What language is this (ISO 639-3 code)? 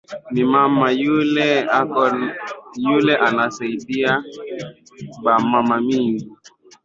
swa